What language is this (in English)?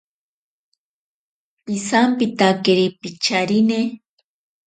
Ashéninka Perené